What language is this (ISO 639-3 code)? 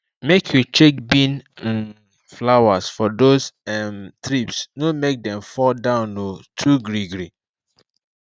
pcm